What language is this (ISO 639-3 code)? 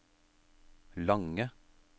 nor